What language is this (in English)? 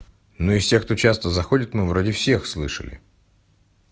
Russian